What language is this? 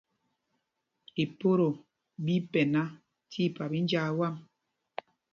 Mpumpong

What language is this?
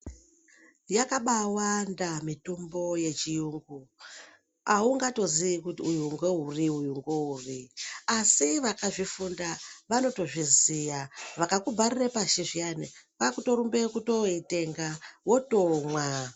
Ndau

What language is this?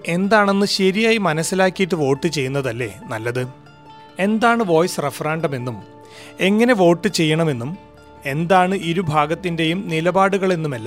Malayalam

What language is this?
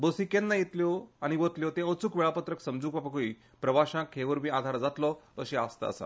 Konkani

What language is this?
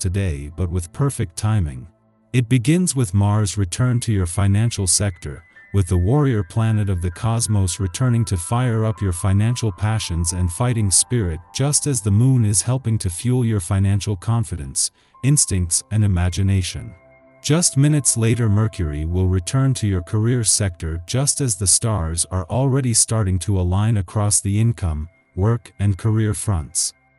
English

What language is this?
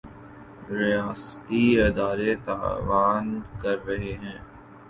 Urdu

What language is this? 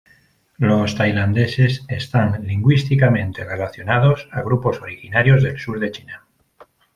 Spanish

